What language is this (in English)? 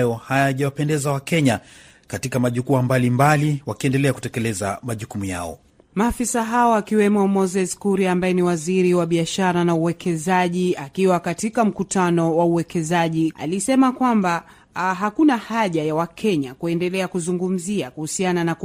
Swahili